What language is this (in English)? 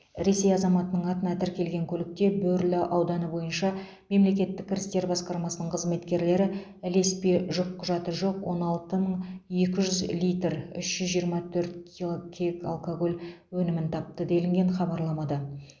Kazakh